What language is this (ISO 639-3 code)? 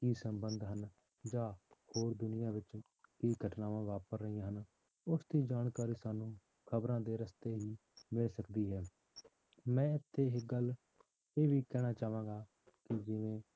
pan